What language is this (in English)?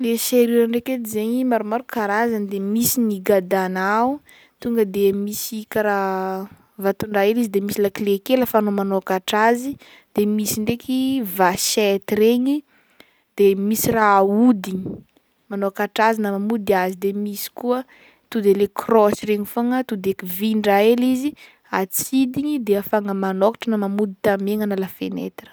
Northern Betsimisaraka Malagasy